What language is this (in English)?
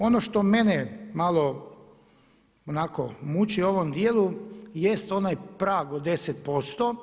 Croatian